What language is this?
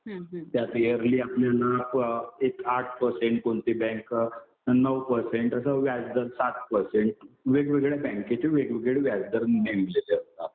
Marathi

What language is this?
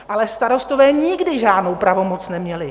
Czech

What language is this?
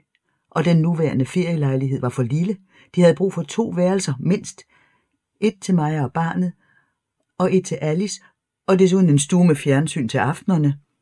Danish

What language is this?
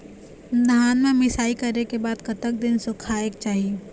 Chhattisgarhi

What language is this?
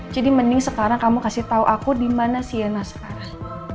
Indonesian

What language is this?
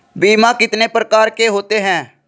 Hindi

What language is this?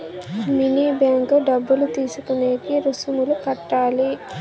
Telugu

